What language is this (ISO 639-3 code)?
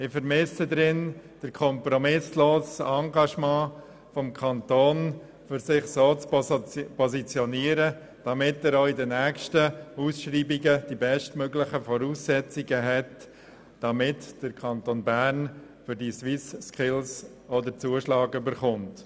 gsw